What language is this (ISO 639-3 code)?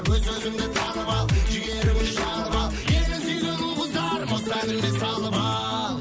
kaz